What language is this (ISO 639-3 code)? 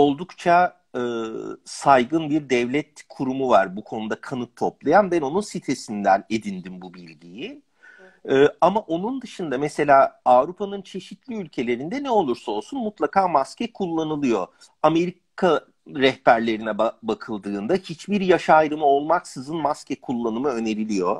tur